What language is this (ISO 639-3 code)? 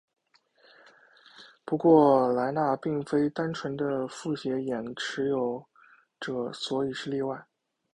zho